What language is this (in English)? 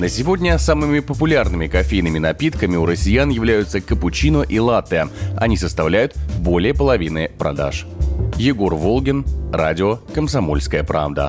Russian